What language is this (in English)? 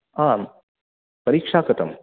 Sanskrit